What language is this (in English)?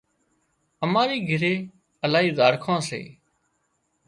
Wadiyara Koli